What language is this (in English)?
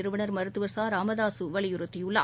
Tamil